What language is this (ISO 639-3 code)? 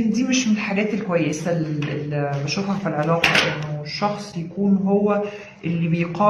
ara